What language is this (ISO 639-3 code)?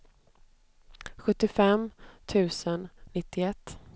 swe